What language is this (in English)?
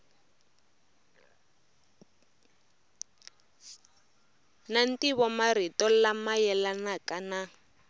Tsonga